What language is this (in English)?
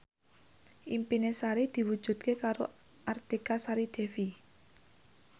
Javanese